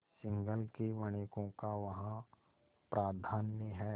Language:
Hindi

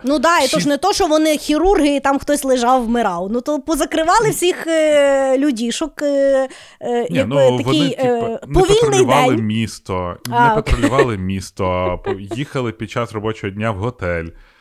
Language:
Ukrainian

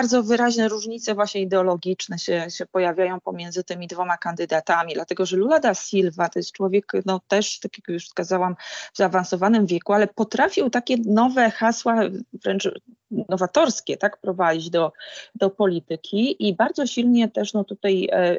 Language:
Polish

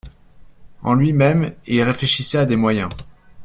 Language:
French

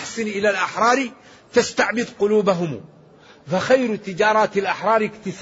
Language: Arabic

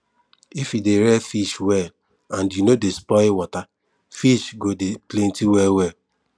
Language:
Nigerian Pidgin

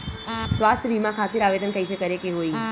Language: Bhojpuri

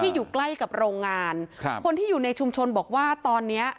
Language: Thai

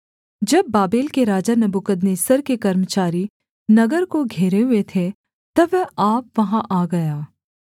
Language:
Hindi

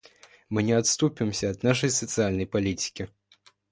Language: Russian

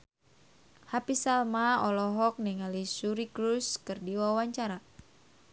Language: Sundanese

